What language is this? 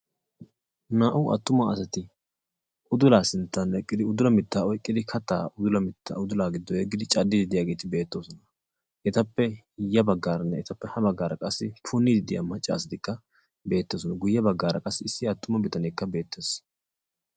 Wolaytta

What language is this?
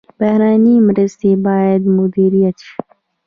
Pashto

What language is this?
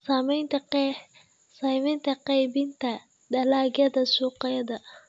Somali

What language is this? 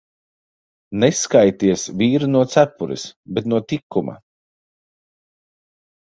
Latvian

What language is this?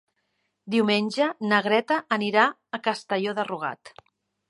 Catalan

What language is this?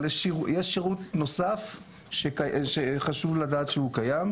Hebrew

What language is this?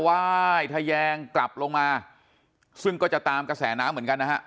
Thai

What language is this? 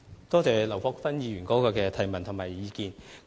Cantonese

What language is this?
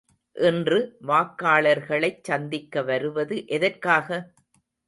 Tamil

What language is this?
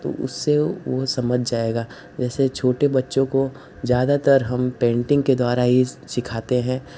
Hindi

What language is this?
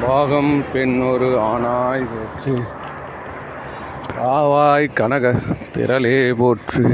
Tamil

